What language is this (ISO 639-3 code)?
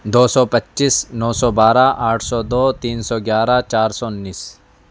urd